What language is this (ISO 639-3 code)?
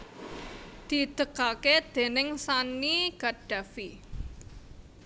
jav